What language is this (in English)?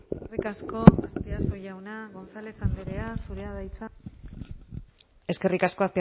Basque